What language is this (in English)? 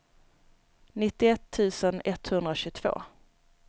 Swedish